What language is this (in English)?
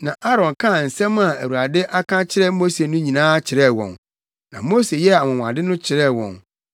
Akan